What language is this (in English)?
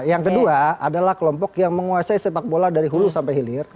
Indonesian